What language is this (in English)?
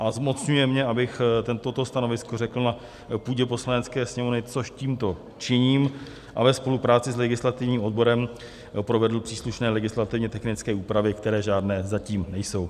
Czech